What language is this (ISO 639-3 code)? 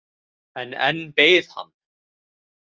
isl